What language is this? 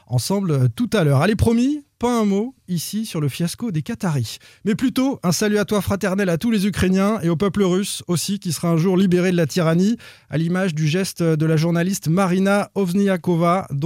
French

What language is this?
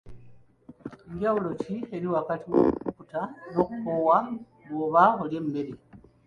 Ganda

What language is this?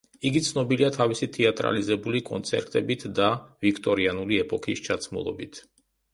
Georgian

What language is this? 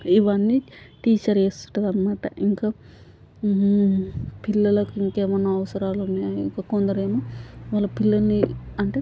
Telugu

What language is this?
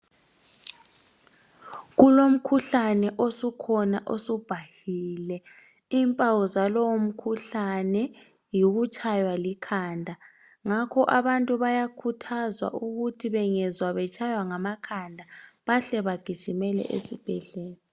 North Ndebele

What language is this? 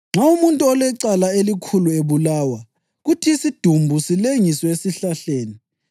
North Ndebele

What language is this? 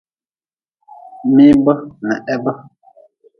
Nawdm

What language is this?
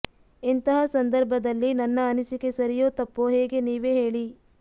Kannada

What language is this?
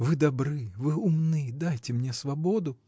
Russian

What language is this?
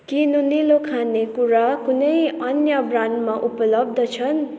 Nepali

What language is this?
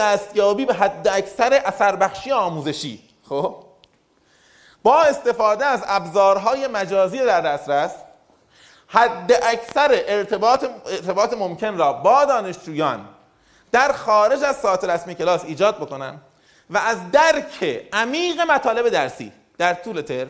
Persian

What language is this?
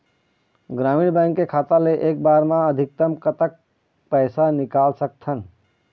Chhattisgarhi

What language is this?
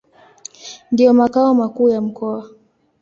Swahili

